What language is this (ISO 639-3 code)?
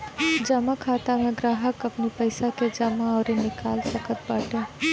bho